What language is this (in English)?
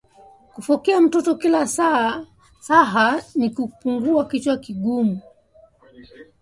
Swahili